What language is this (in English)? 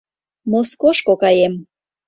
Mari